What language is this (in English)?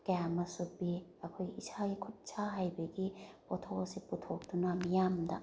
Manipuri